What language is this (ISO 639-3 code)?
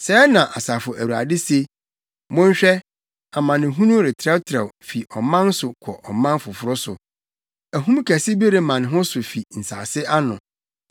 aka